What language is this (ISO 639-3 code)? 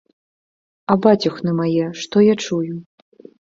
bel